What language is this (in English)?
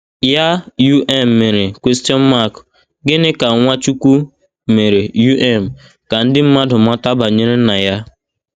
Igbo